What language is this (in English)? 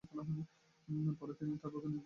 Bangla